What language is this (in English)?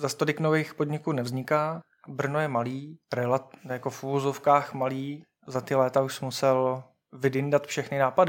Czech